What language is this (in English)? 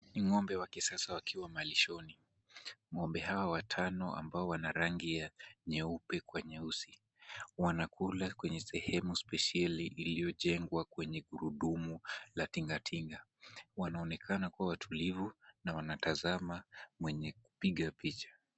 Swahili